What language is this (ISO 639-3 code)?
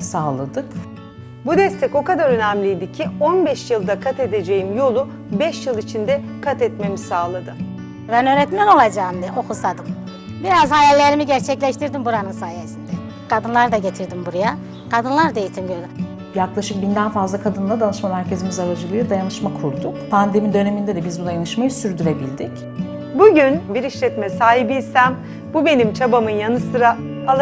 tur